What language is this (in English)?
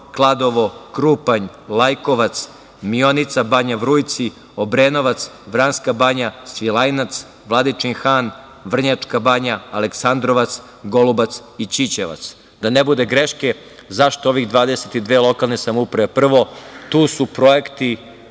Serbian